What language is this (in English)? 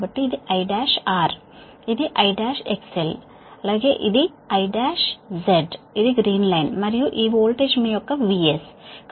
Telugu